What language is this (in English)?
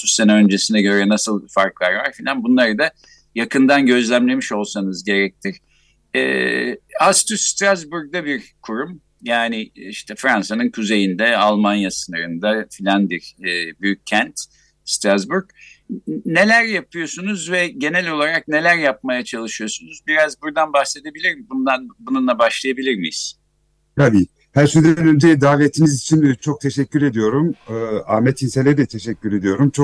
Turkish